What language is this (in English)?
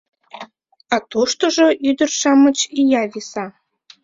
Mari